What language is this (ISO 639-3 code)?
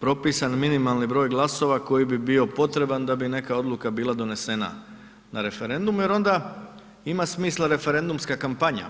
hrv